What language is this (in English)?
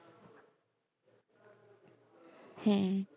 Bangla